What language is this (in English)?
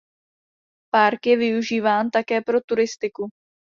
Czech